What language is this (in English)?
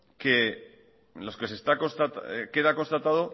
Spanish